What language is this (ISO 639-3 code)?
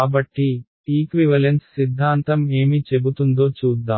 tel